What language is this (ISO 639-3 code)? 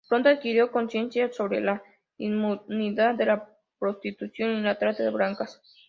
spa